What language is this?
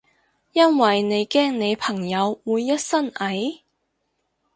Cantonese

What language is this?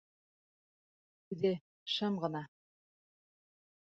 Bashkir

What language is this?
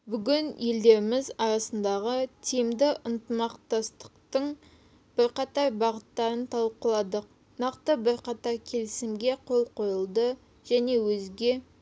Kazakh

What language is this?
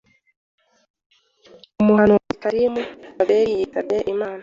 Kinyarwanda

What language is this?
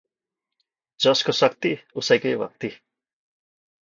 Nepali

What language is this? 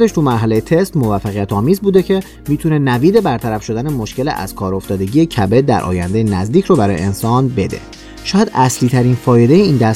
Persian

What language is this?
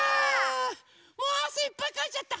Japanese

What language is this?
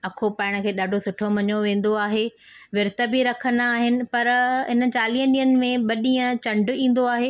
Sindhi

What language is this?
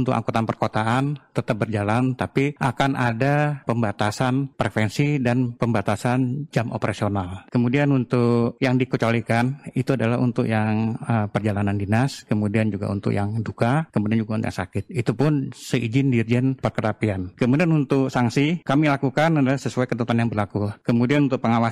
Indonesian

